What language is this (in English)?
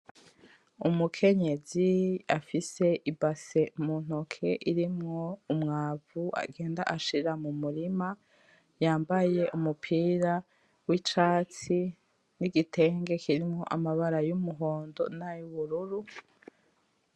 Rundi